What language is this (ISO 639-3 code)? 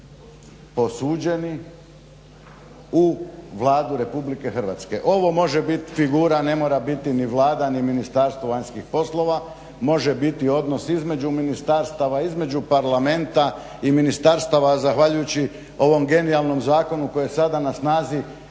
hrv